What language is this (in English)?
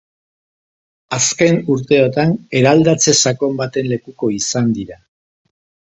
Basque